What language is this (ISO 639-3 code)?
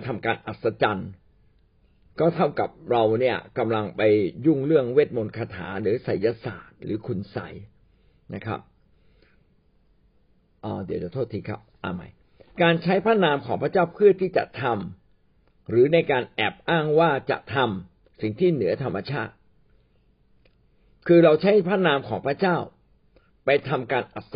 tha